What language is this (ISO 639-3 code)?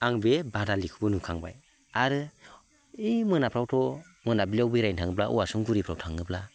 brx